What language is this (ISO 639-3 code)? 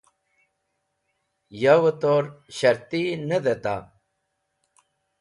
wbl